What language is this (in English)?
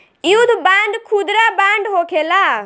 Bhojpuri